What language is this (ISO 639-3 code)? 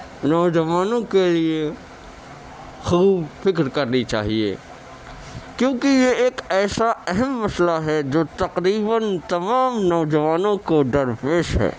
urd